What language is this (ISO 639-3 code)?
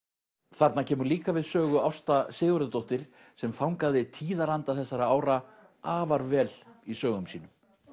isl